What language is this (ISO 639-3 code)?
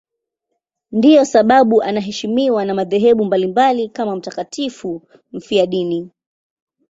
swa